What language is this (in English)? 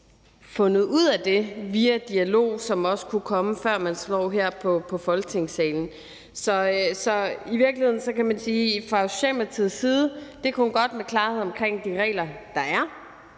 Danish